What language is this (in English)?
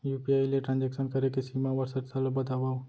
Chhattisgarhi